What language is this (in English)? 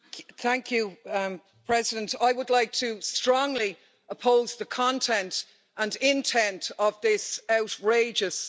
English